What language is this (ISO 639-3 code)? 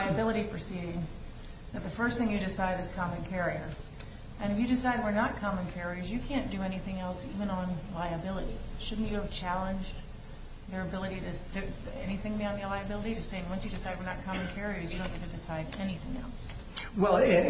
eng